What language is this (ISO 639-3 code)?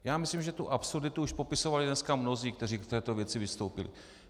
ces